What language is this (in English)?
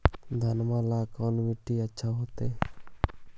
Magahi